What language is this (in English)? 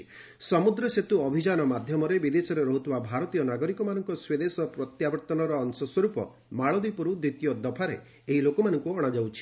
Odia